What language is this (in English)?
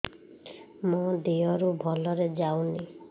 Odia